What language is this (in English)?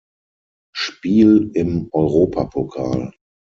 German